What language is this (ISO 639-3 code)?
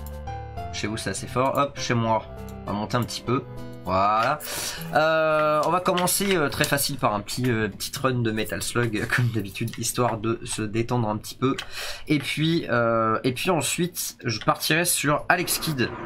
fra